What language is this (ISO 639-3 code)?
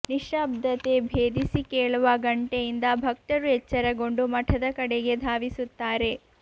kan